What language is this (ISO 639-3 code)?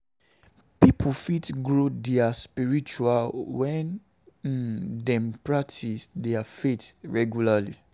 pcm